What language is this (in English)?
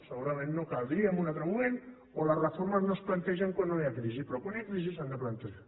Catalan